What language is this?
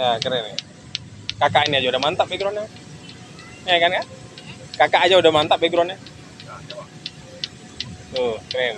Indonesian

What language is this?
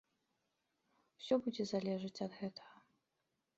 Belarusian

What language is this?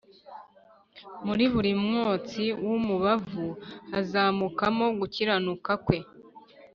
Kinyarwanda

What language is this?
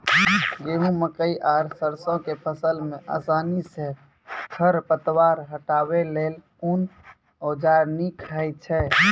Maithili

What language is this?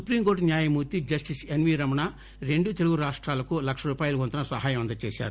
Telugu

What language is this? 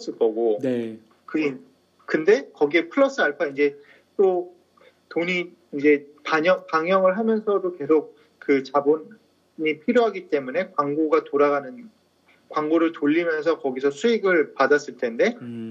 Korean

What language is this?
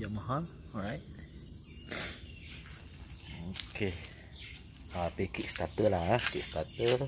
Malay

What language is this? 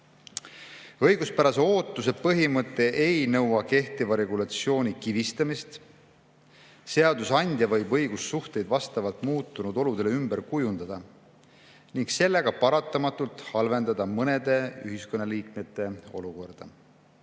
Estonian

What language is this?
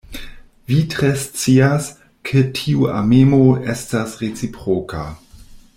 Esperanto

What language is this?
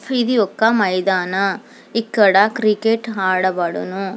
Telugu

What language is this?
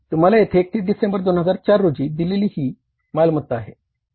Marathi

